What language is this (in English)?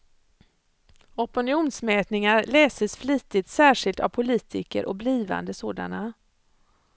Swedish